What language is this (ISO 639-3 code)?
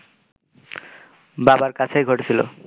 ben